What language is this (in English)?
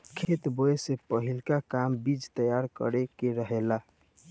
Bhojpuri